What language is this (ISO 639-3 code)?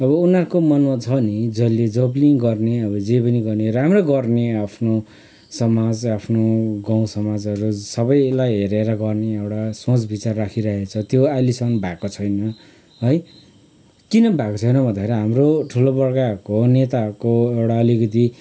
nep